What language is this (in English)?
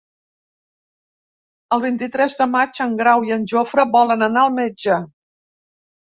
Catalan